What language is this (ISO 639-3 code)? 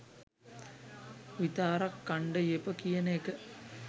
sin